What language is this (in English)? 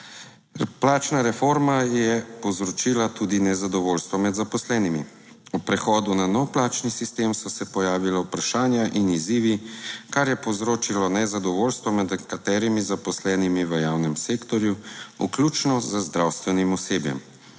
Slovenian